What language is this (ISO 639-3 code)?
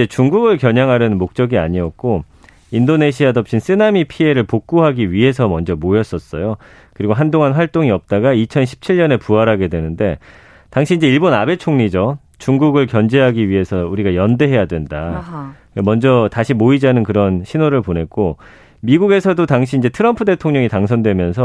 kor